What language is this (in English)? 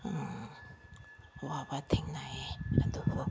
Manipuri